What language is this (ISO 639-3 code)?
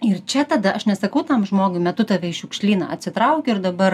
lit